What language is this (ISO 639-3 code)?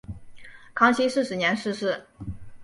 zho